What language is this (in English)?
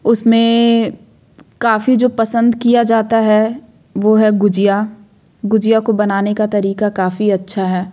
Hindi